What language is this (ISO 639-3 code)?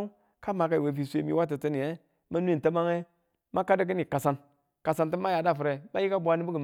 tul